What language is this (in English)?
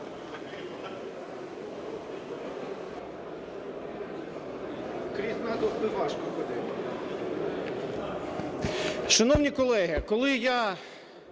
Ukrainian